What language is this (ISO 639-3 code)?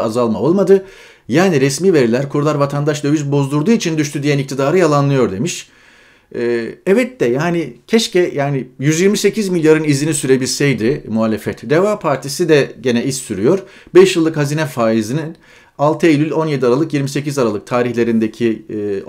tur